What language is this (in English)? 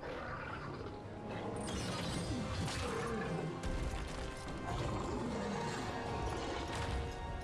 Korean